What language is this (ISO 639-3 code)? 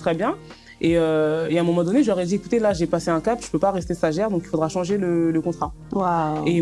fra